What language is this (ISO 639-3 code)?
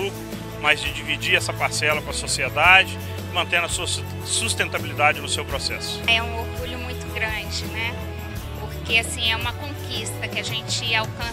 por